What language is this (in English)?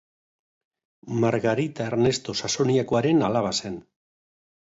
Basque